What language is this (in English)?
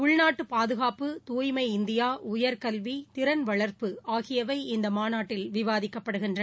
Tamil